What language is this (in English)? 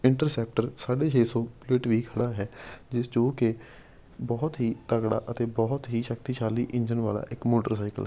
Punjabi